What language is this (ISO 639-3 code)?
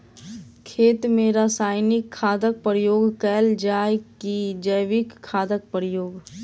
mai